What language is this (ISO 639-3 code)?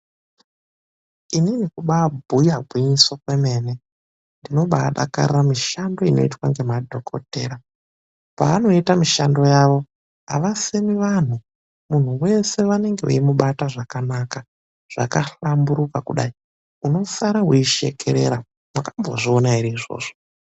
ndc